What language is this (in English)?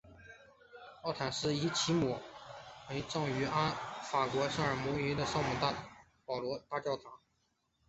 Chinese